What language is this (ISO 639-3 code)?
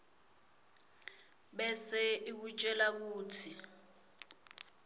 ssw